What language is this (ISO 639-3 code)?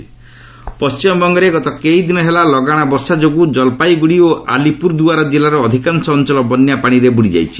ori